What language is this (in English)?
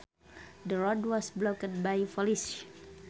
Sundanese